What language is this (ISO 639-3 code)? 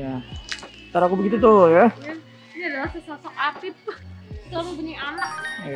ind